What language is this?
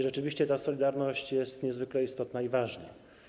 Polish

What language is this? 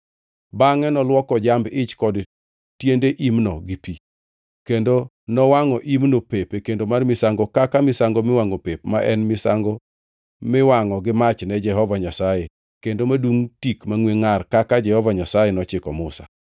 Luo (Kenya and Tanzania)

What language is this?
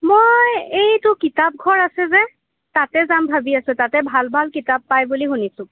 Assamese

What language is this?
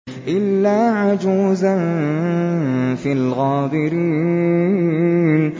Arabic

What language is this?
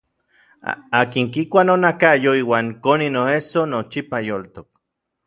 Orizaba Nahuatl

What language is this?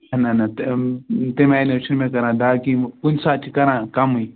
Kashmiri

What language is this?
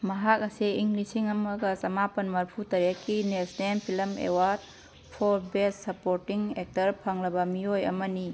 Manipuri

